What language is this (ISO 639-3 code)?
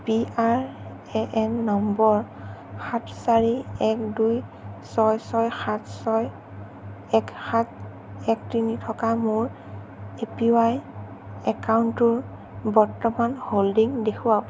asm